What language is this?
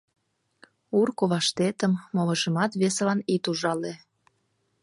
Mari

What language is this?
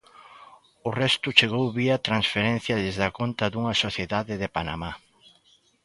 Galician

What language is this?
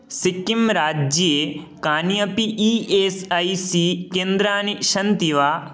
Sanskrit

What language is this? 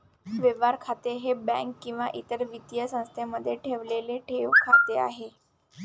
Marathi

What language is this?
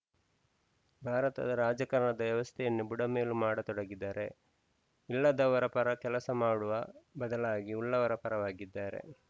Kannada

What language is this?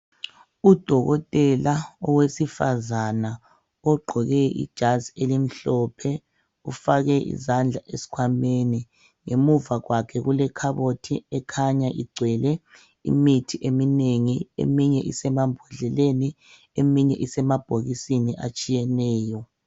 North Ndebele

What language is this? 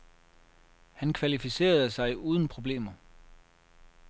Danish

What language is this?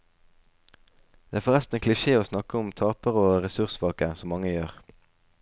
Norwegian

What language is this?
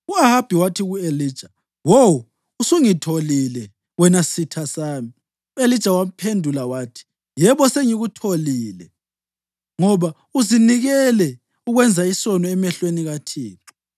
North Ndebele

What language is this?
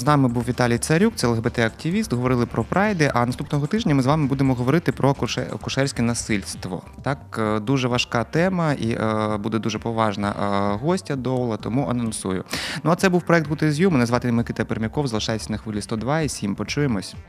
Ukrainian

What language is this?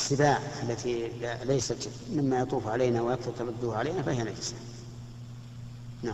Arabic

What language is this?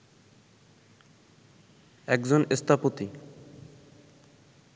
Bangla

